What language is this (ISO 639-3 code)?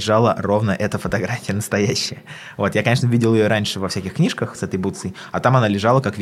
rus